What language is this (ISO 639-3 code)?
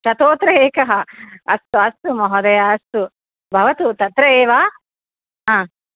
san